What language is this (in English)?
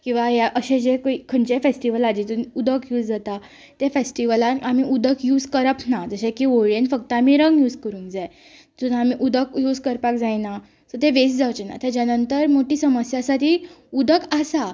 Konkani